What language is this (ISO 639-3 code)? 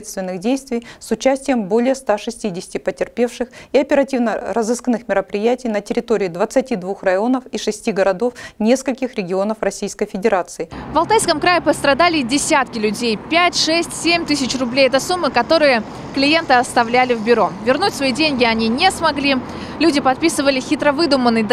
rus